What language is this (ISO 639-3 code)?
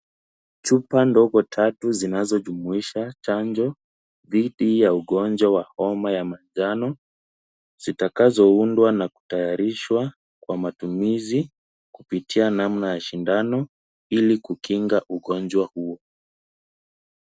swa